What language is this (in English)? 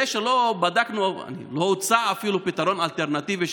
Hebrew